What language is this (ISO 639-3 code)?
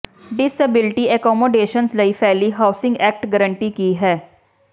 pan